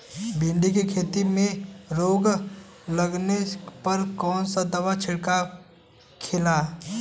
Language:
Bhojpuri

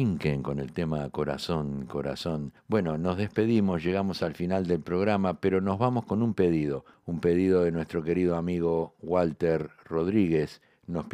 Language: Spanish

